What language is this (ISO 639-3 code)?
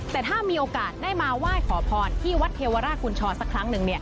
tha